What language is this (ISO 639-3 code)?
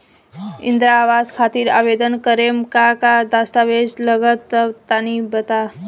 bho